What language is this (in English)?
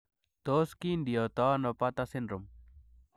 Kalenjin